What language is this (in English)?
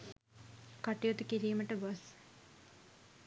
Sinhala